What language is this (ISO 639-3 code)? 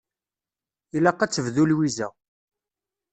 kab